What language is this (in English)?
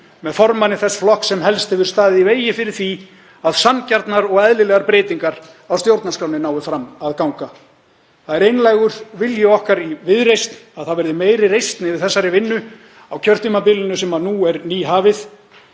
Icelandic